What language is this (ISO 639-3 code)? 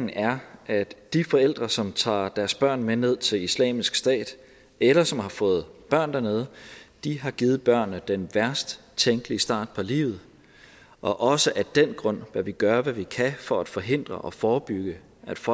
dan